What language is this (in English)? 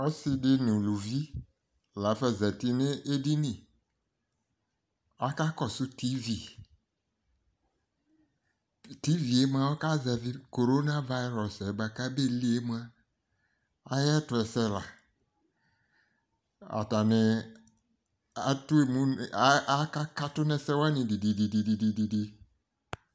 Ikposo